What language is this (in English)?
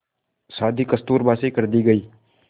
Hindi